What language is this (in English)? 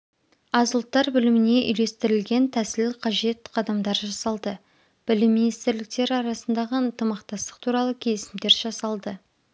Kazakh